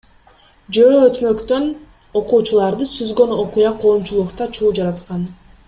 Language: Kyrgyz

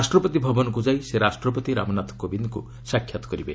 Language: Odia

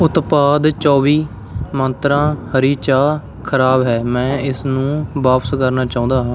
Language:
Punjabi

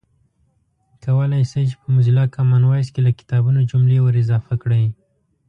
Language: Pashto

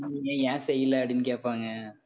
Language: Tamil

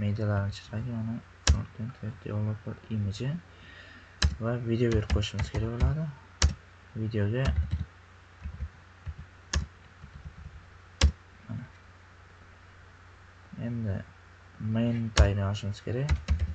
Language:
Uzbek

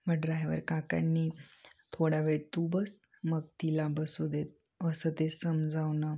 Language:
Marathi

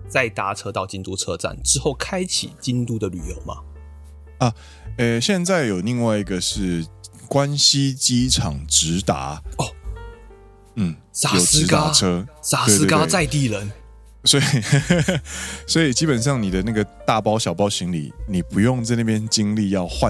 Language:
Chinese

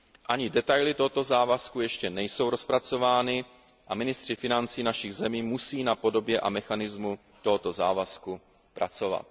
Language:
Czech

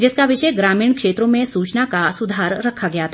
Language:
Hindi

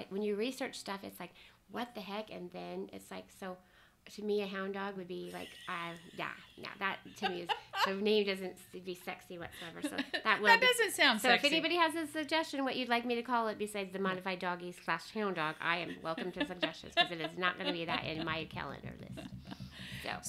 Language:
English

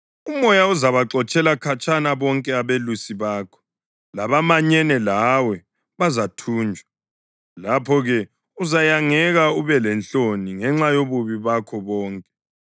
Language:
North Ndebele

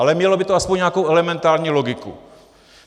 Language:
Czech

